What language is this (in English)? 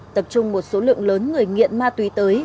Vietnamese